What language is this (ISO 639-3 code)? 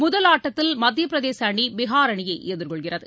tam